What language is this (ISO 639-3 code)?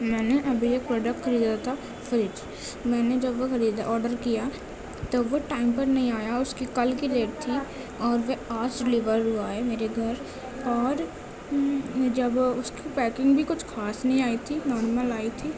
urd